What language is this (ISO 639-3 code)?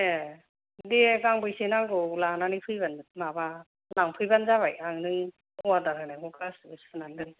brx